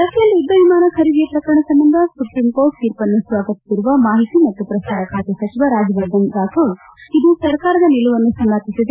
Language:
Kannada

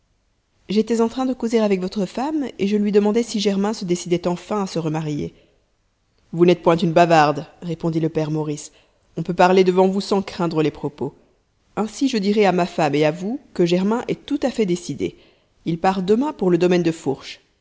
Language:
French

